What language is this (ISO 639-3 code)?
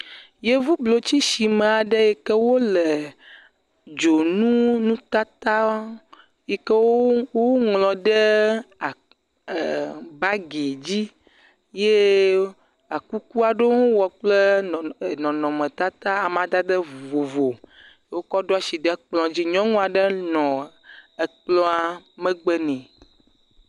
ewe